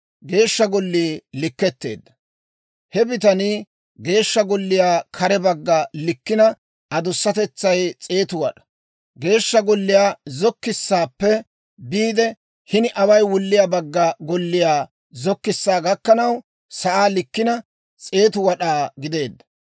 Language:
Dawro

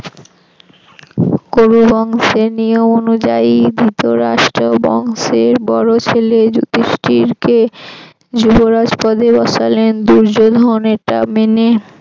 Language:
Bangla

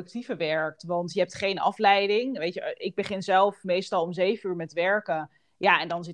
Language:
Dutch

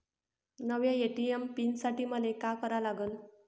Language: Marathi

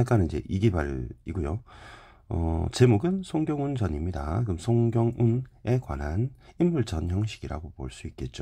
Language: Korean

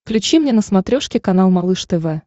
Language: Russian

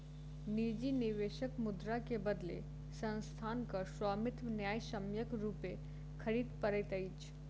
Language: Maithili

